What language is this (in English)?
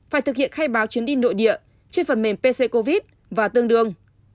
Vietnamese